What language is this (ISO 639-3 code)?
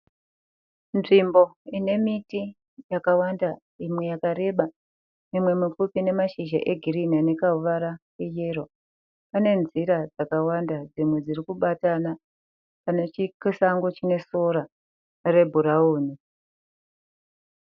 sna